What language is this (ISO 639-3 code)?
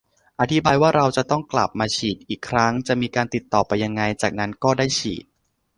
tha